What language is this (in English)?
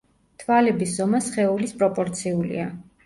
Georgian